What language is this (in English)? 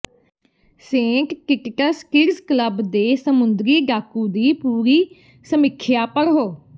Punjabi